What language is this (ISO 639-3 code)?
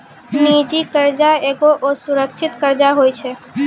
mai